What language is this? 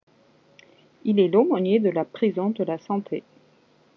French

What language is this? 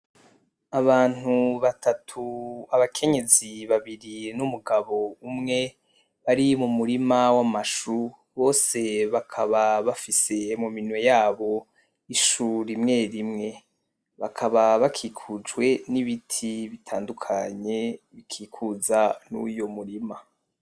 Rundi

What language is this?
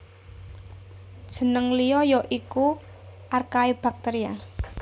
Javanese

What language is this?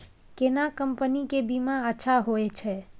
Maithili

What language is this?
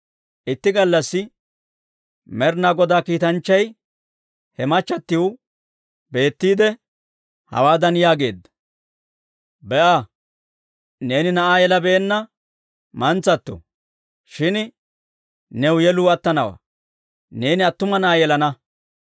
Dawro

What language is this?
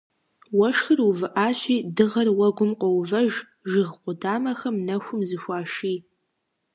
Kabardian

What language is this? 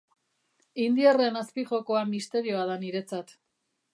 Basque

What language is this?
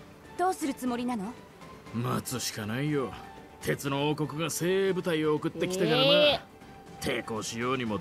Japanese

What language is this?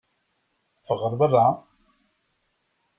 Kabyle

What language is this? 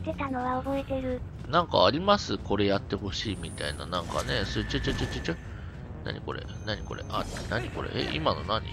Japanese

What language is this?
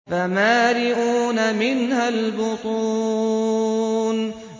Arabic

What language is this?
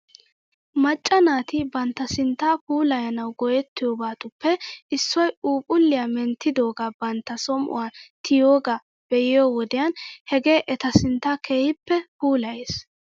Wolaytta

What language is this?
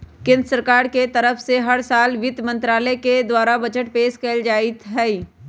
Magahi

